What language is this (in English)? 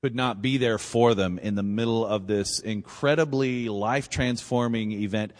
English